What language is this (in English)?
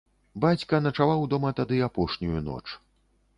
Belarusian